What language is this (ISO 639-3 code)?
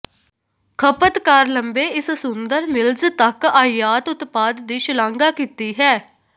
pan